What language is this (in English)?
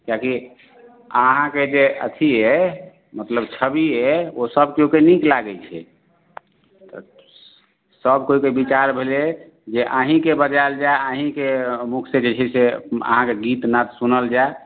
Maithili